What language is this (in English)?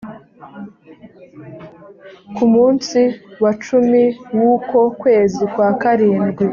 Kinyarwanda